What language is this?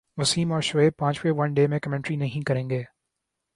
Urdu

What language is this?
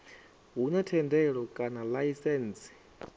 Venda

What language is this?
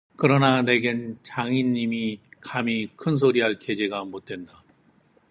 Korean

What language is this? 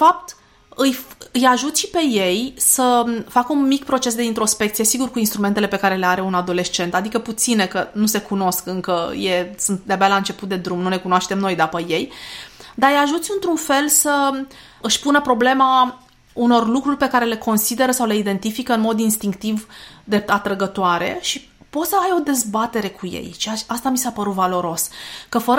Romanian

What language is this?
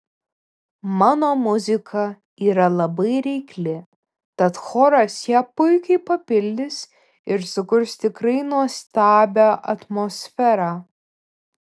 Lithuanian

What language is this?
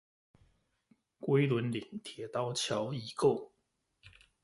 Chinese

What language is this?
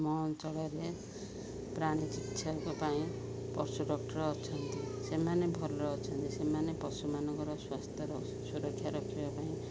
Odia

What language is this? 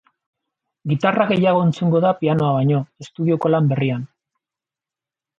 Basque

